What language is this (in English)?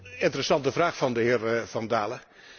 Dutch